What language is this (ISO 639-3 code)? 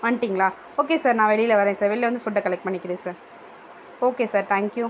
tam